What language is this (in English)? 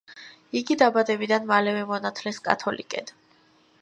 Georgian